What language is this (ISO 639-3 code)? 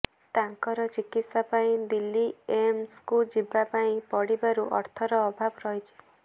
ori